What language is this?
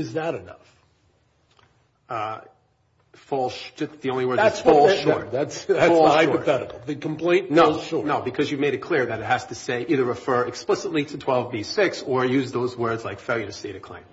English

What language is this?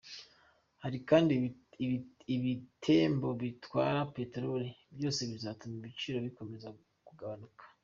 Kinyarwanda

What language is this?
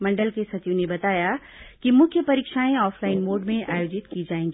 Hindi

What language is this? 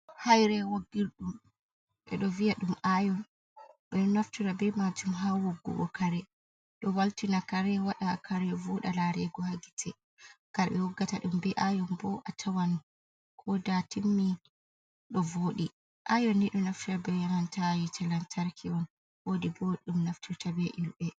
Fula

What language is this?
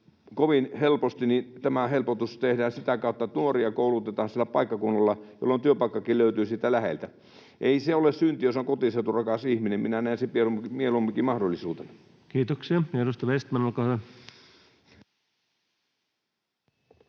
Finnish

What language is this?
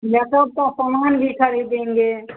Hindi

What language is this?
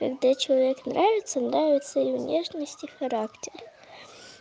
Russian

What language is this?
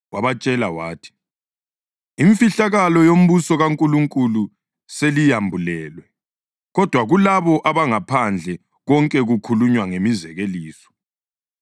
North Ndebele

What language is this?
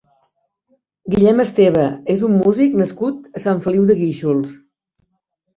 Catalan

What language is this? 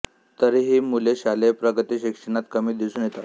Marathi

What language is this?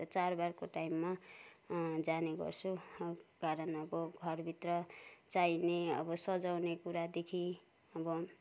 Nepali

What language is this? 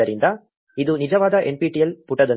Kannada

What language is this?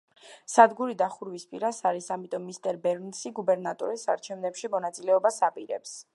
Georgian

